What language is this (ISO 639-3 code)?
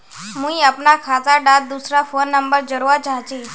mag